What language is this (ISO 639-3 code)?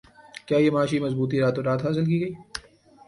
urd